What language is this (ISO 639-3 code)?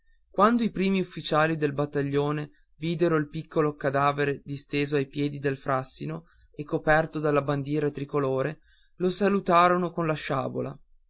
ita